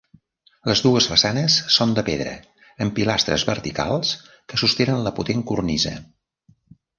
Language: Catalan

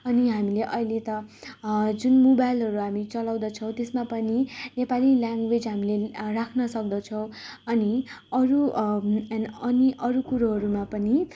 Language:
Nepali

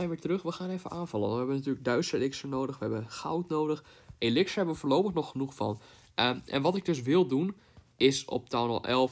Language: Dutch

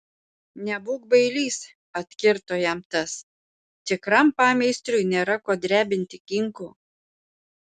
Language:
Lithuanian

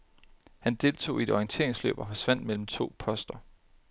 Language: Danish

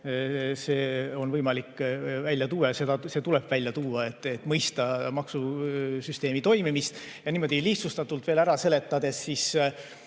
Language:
Estonian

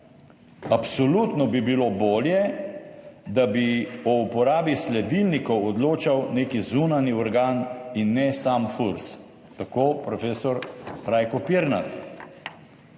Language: Slovenian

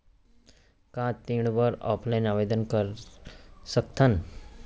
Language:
Chhattisgarhi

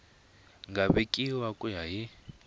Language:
Tsonga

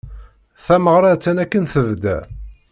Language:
Kabyle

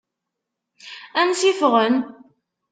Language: Kabyle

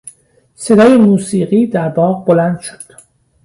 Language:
Persian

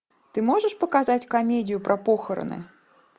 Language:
Russian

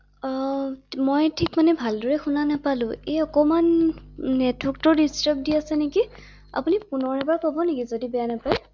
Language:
Assamese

